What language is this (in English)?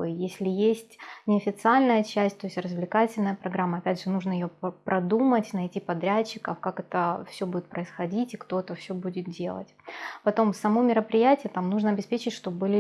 Russian